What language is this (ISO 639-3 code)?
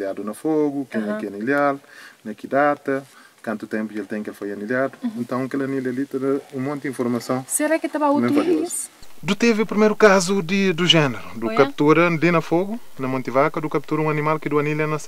por